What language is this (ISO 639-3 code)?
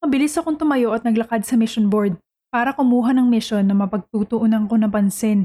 fil